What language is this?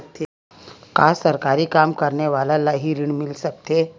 Chhattisgarhi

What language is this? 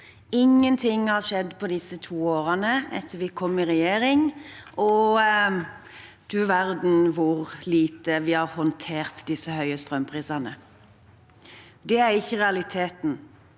Norwegian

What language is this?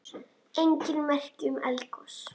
Icelandic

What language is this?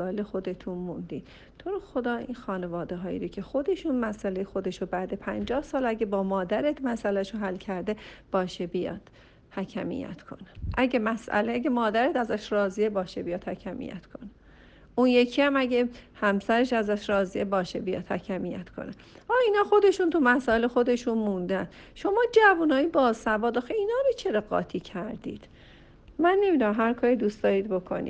Persian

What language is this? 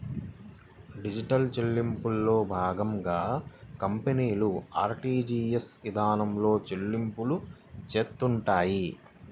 Telugu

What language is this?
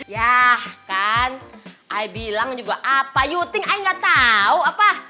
Indonesian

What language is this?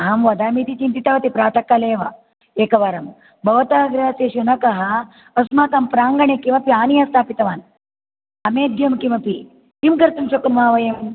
Sanskrit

